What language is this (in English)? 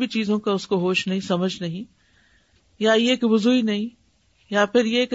Urdu